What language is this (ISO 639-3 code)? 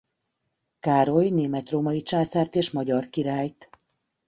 hun